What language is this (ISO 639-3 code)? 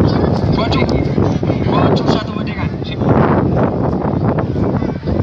ind